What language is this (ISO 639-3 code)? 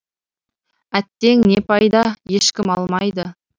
kaz